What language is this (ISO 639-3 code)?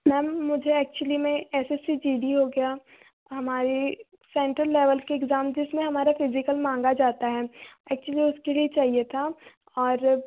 hin